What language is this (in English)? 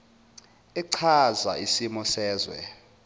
Zulu